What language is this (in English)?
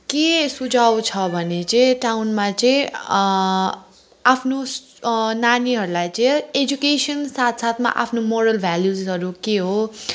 Nepali